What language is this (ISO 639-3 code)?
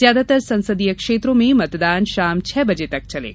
hin